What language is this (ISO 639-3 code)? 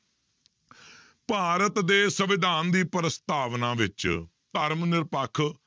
pan